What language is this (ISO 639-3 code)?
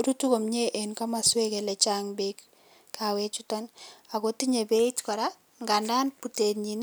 kln